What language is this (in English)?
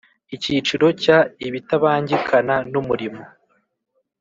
Kinyarwanda